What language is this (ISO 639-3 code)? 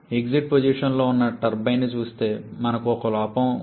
tel